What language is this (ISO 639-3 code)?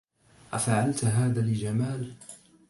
ara